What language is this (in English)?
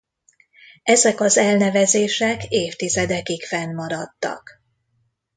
Hungarian